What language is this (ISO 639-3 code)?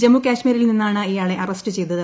mal